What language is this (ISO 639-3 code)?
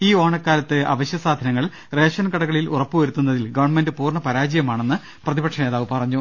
mal